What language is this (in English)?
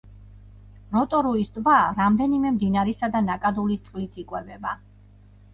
Georgian